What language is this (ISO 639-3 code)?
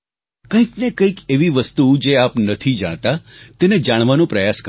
guj